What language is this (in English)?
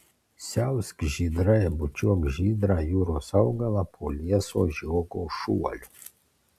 Lithuanian